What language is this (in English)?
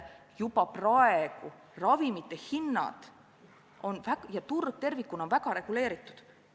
Estonian